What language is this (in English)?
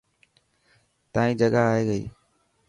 Dhatki